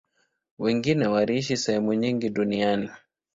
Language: Swahili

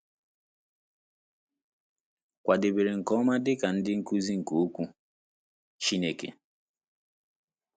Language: Igbo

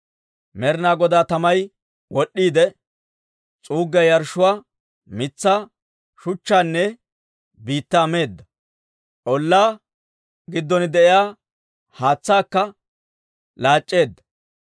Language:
Dawro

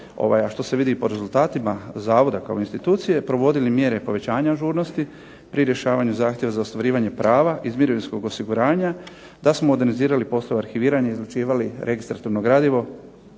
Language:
Croatian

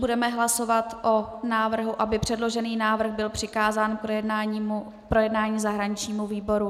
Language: Czech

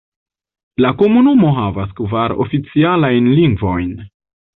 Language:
Esperanto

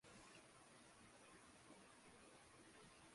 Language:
Catalan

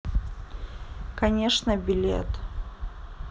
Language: Russian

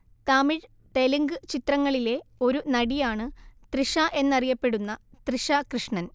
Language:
Malayalam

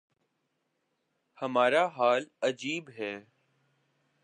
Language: Urdu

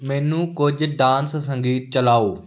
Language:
Punjabi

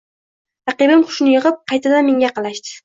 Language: Uzbek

